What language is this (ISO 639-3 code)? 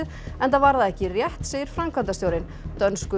isl